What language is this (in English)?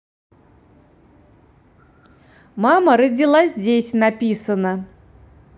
Russian